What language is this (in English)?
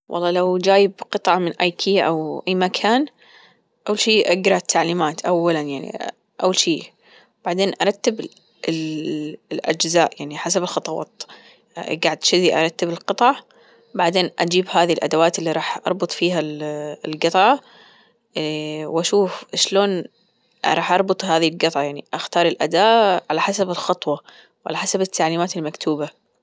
Gulf Arabic